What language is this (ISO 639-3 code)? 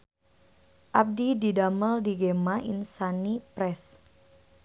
sun